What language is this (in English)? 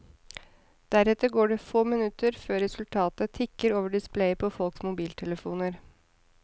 Norwegian